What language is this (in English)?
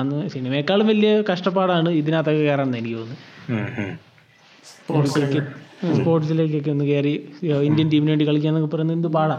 Malayalam